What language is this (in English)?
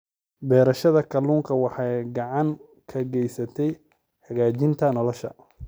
Somali